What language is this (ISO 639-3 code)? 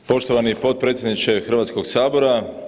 hrv